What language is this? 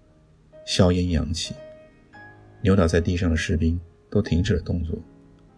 Chinese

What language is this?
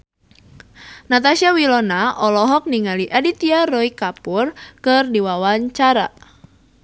Sundanese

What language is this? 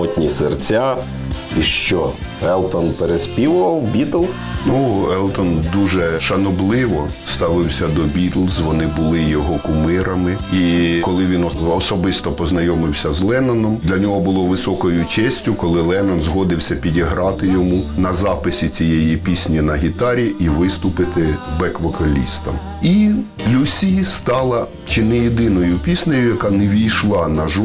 Ukrainian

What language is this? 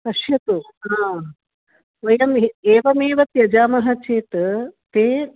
Sanskrit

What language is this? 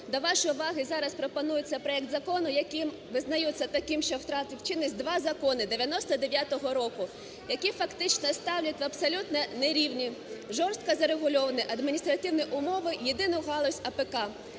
Ukrainian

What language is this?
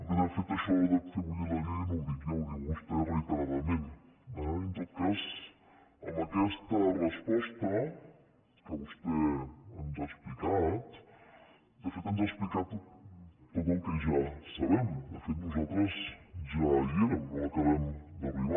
Catalan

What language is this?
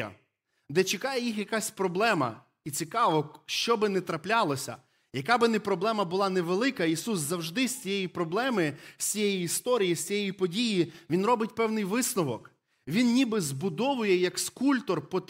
Ukrainian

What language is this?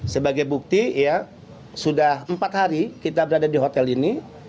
Indonesian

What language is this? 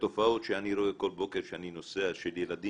Hebrew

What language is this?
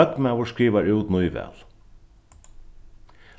Faroese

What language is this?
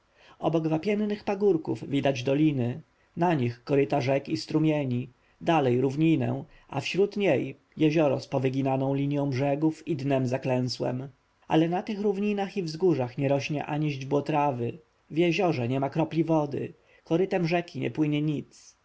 Polish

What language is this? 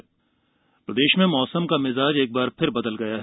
Hindi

